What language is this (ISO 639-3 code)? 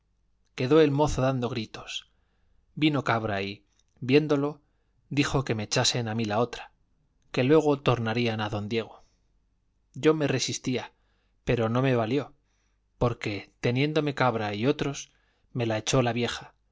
spa